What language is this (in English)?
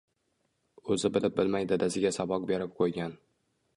Uzbek